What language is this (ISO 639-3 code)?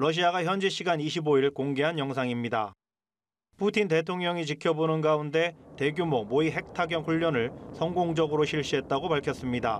kor